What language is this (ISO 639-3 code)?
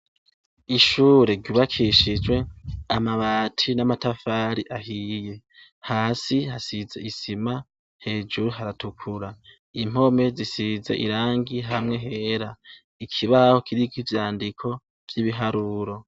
run